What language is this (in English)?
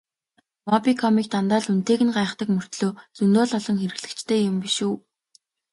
Mongolian